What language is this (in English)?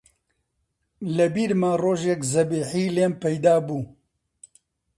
Central Kurdish